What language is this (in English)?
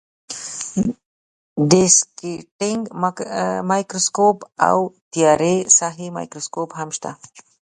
Pashto